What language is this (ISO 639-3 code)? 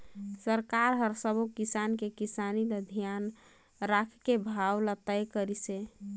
hne